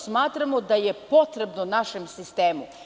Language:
Serbian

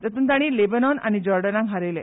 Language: Konkani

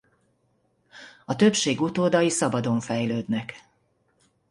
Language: Hungarian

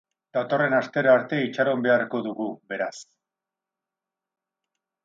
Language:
Basque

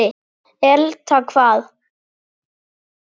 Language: Icelandic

